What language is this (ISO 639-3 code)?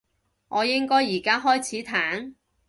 yue